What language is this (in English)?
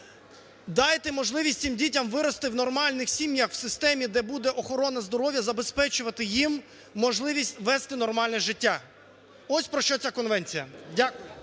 Ukrainian